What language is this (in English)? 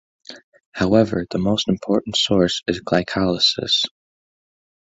English